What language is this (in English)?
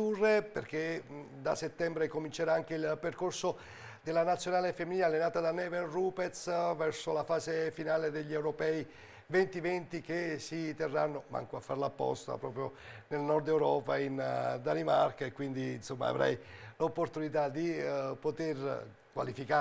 Italian